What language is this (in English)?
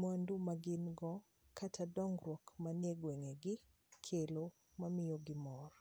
Luo (Kenya and Tanzania)